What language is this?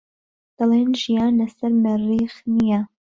Central Kurdish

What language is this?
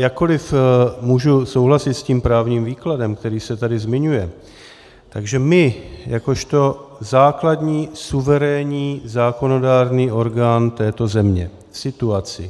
Czech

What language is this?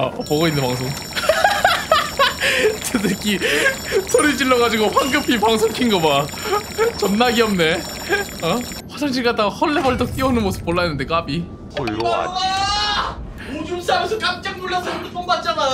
Korean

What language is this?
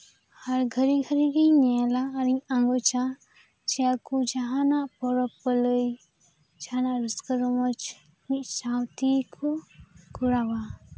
Santali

